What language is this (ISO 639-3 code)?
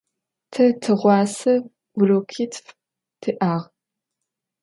ady